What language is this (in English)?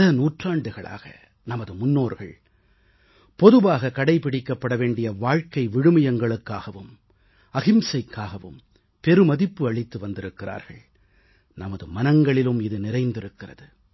Tamil